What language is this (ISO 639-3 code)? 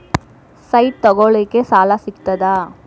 kan